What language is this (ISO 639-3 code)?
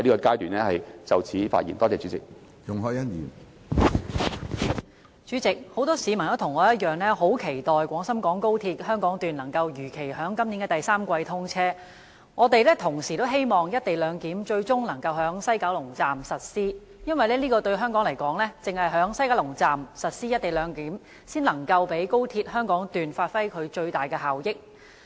yue